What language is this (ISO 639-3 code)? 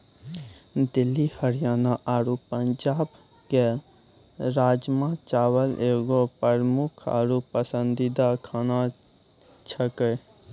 mai